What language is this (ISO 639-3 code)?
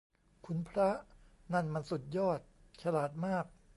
tha